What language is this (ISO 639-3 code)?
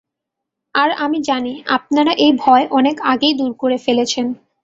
ben